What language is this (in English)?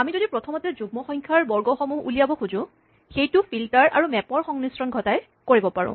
Assamese